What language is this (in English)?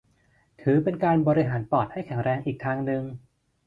Thai